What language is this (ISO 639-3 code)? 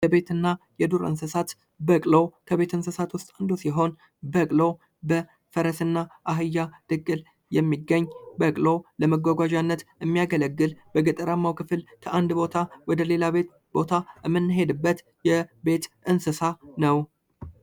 amh